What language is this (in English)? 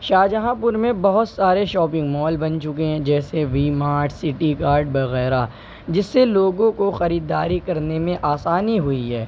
Urdu